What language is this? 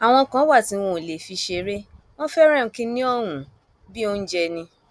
Yoruba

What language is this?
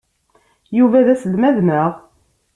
Kabyle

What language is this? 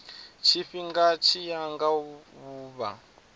Venda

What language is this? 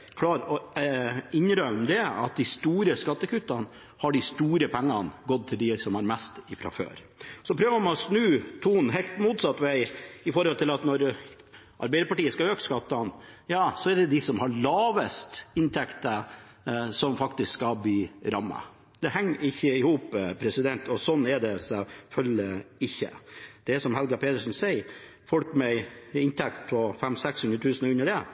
Norwegian Bokmål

